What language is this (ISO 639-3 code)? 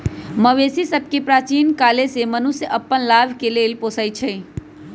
mag